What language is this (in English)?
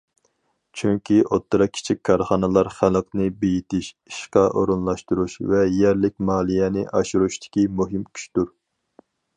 Uyghur